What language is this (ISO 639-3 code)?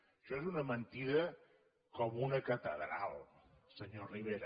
cat